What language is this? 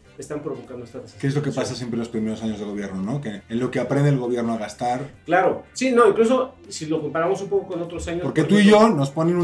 Spanish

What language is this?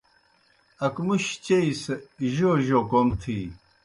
Kohistani Shina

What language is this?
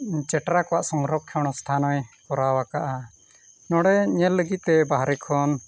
Santali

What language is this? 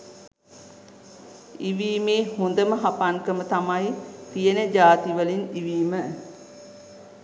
Sinhala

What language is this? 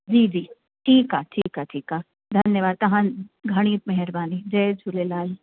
Sindhi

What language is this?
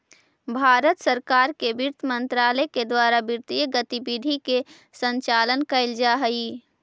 Magahi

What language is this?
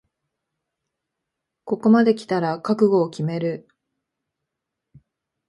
Japanese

